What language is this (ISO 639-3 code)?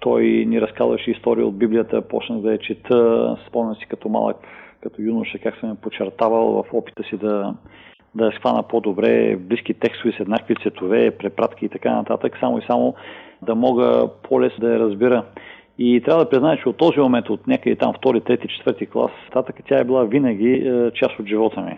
bul